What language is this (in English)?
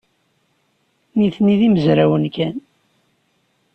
Kabyle